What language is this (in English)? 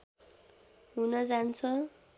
Nepali